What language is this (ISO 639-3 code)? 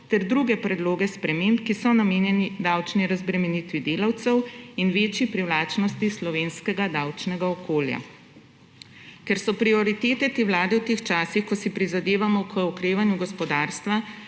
slv